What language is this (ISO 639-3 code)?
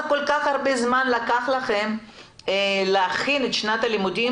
heb